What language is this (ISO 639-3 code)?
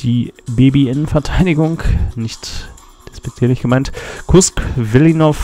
deu